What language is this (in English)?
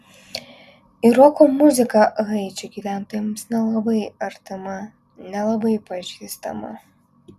Lithuanian